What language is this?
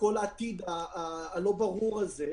Hebrew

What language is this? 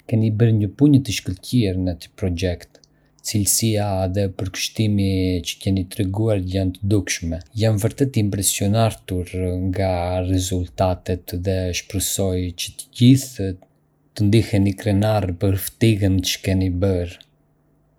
Arbëreshë Albanian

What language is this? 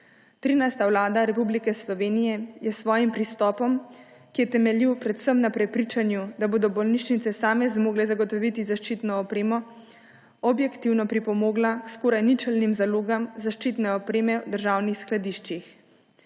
Slovenian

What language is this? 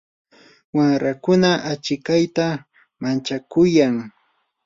Yanahuanca Pasco Quechua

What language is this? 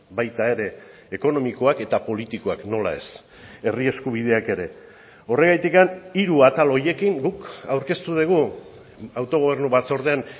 Basque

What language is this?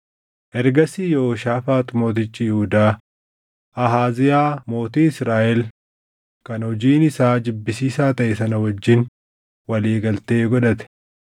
Oromo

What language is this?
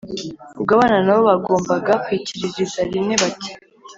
Kinyarwanda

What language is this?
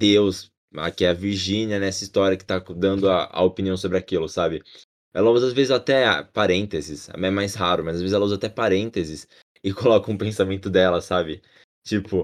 Portuguese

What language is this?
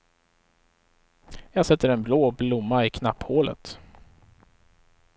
Swedish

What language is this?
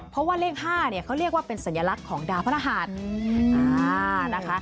Thai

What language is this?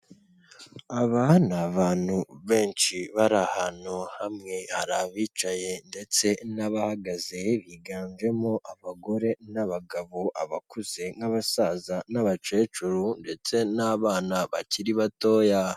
Kinyarwanda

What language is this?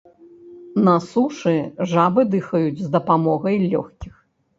Belarusian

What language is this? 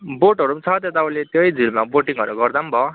Nepali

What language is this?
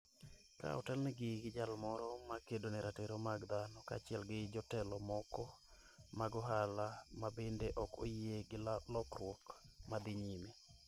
Luo (Kenya and Tanzania)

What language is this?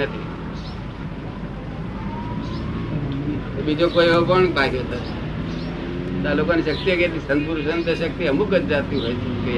Gujarati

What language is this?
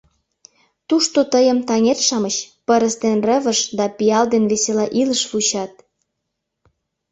Mari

